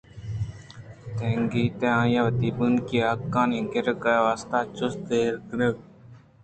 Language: Eastern Balochi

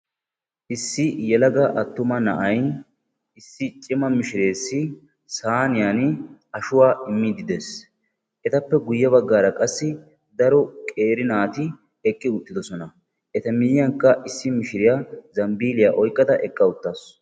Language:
Wolaytta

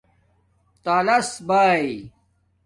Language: Domaaki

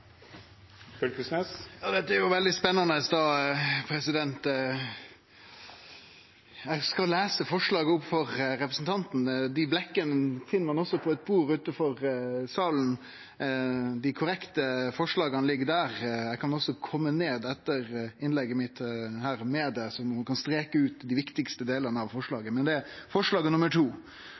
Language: Norwegian Nynorsk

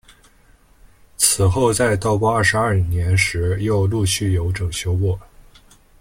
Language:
Chinese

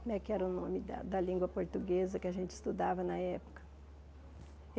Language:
Portuguese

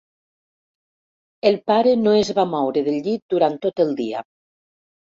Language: Catalan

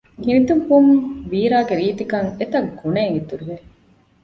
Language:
Divehi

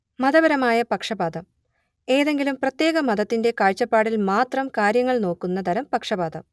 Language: Malayalam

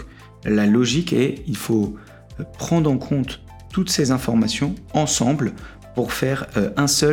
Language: French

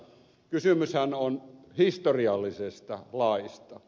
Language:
Finnish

